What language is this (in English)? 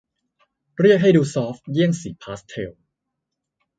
Thai